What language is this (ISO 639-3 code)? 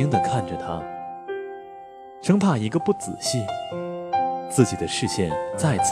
zho